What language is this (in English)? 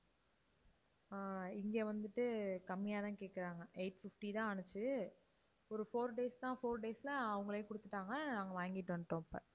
Tamil